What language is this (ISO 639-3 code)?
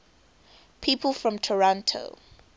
eng